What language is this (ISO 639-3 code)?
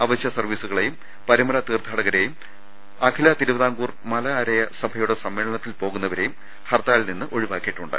mal